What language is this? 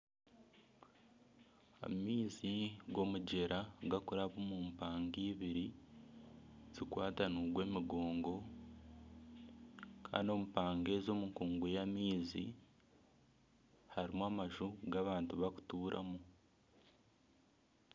Nyankole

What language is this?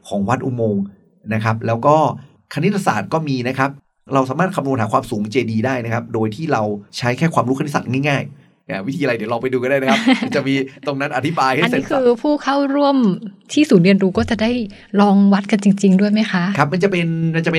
Thai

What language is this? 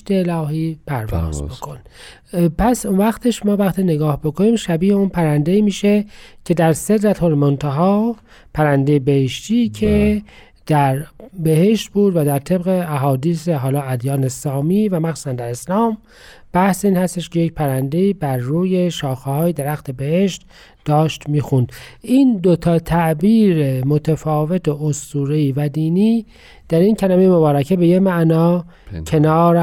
Persian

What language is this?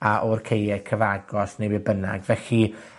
Welsh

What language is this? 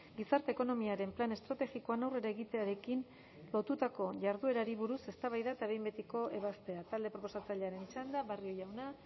Basque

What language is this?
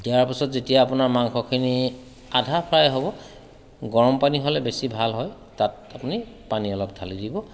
Assamese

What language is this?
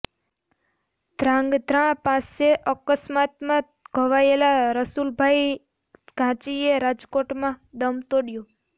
Gujarati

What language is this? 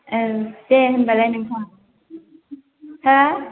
Bodo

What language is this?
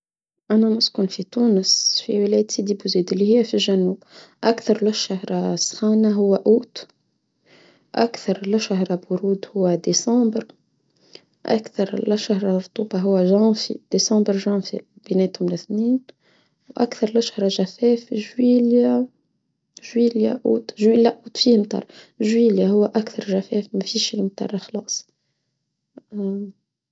Tunisian Arabic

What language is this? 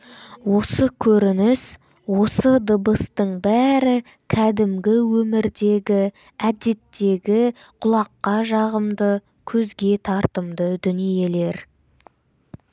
Kazakh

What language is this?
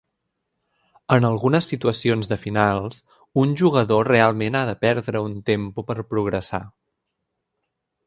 Catalan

